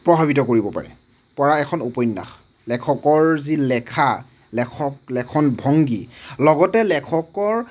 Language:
Assamese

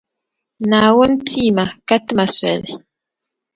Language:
Dagbani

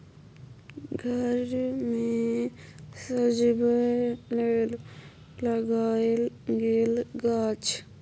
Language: Maithili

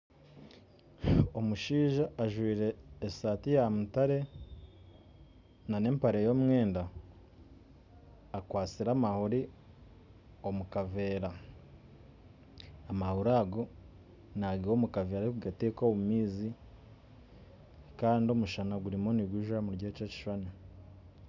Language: Nyankole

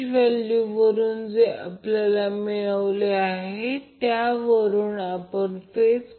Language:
Marathi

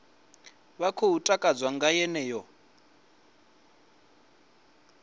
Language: Venda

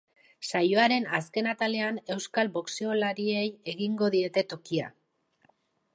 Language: Basque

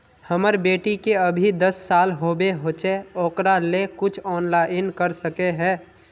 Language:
Magahi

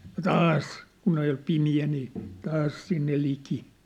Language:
Finnish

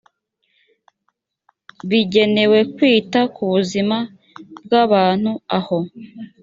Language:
Kinyarwanda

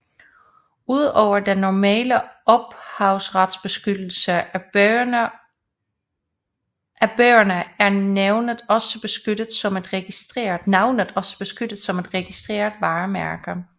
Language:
Danish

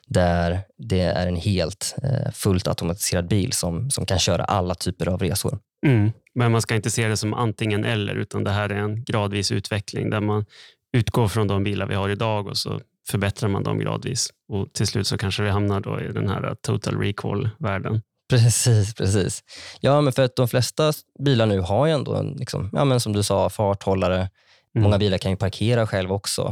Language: Swedish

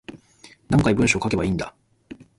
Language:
Japanese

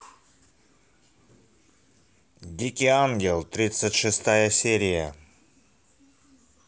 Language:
Russian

